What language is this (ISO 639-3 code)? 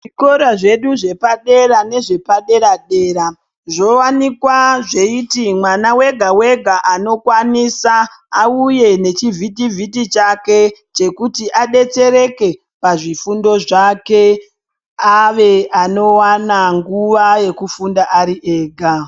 ndc